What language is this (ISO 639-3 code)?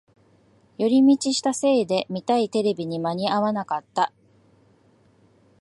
jpn